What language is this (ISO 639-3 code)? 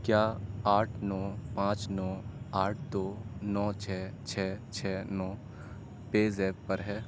urd